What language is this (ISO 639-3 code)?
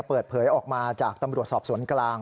tha